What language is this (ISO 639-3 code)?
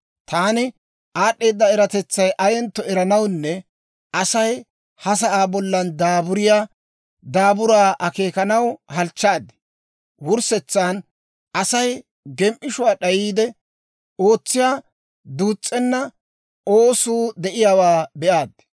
dwr